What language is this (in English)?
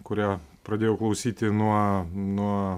Lithuanian